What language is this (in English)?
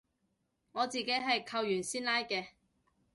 Cantonese